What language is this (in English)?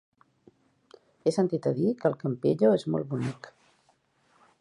Catalan